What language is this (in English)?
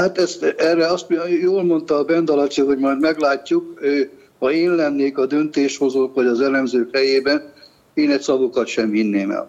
Hungarian